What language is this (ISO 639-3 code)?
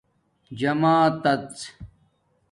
dmk